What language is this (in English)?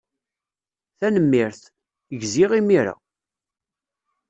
Kabyle